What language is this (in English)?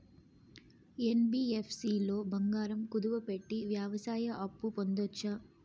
Telugu